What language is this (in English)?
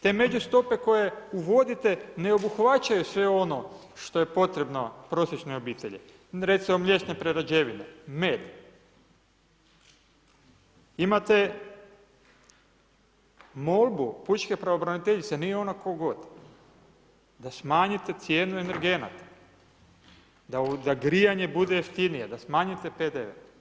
Croatian